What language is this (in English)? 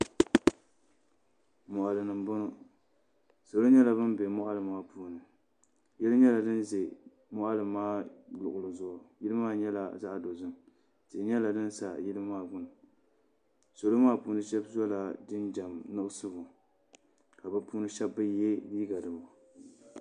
Dagbani